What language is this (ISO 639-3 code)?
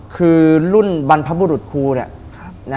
tha